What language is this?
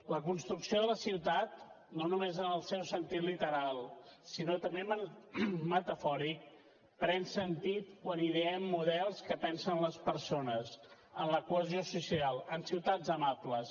Catalan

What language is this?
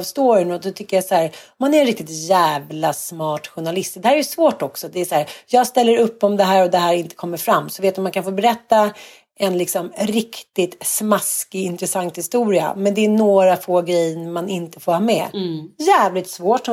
Swedish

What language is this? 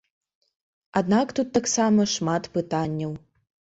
Belarusian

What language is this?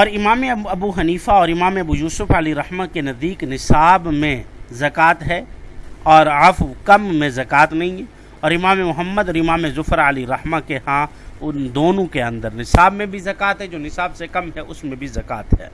Urdu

